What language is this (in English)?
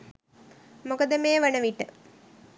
Sinhala